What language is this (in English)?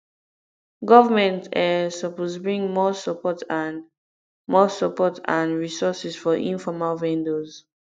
Nigerian Pidgin